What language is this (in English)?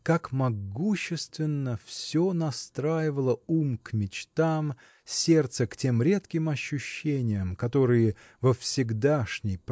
Russian